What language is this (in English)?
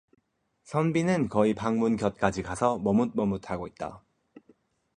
Korean